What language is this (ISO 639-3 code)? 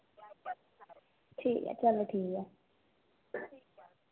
doi